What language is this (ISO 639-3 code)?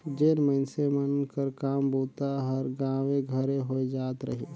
hne